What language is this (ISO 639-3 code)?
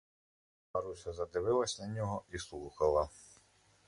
ukr